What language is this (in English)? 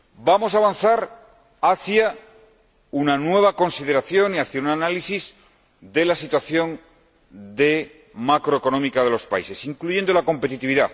Spanish